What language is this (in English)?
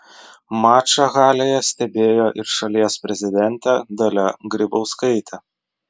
Lithuanian